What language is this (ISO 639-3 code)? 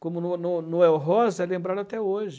por